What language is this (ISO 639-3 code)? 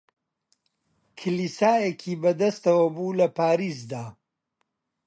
ckb